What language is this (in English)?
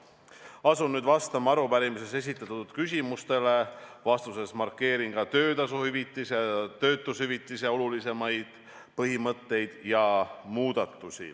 Estonian